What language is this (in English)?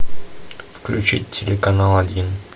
Russian